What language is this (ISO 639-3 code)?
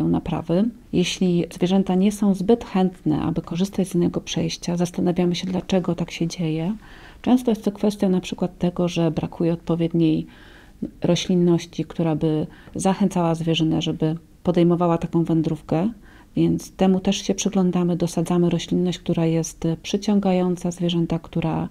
pol